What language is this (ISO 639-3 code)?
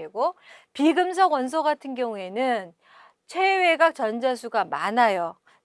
kor